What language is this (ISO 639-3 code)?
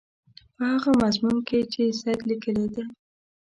pus